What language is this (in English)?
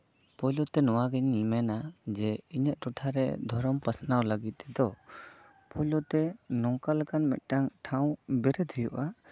Santali